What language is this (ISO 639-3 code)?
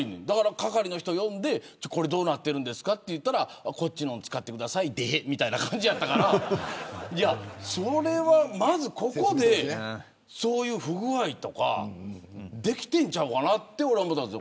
jpn